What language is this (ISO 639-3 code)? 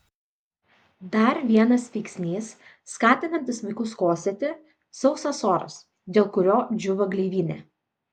lit